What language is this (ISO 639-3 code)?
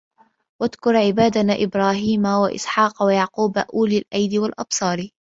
ara